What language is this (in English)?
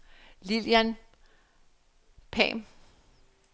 Danish